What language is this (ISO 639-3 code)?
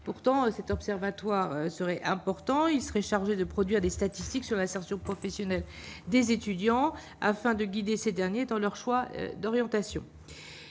fra